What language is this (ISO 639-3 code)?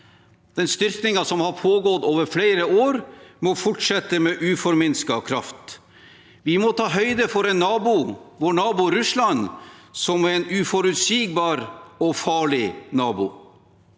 nor